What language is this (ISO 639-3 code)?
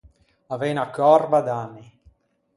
lij